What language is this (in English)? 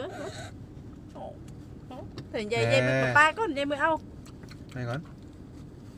Thai